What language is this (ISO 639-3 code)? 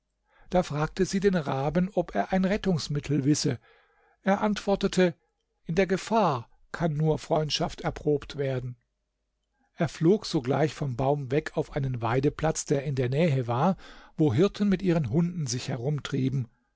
deu